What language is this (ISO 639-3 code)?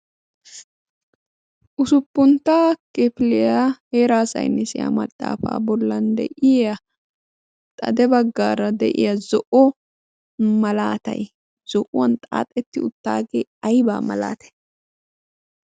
wal